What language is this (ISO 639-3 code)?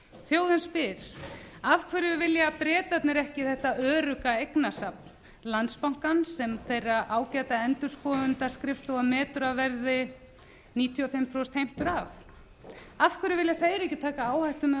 isl